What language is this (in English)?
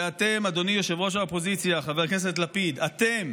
Hebrew